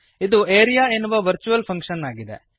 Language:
Kannada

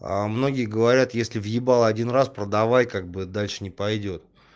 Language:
Russian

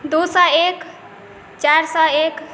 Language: Maithili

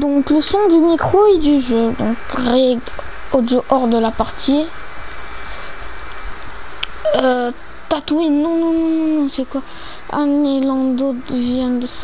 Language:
French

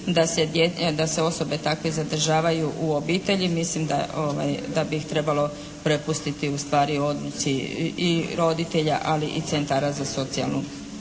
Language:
Croatian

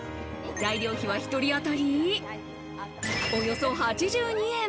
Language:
Japanese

